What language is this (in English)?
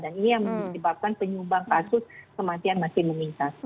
Indonesian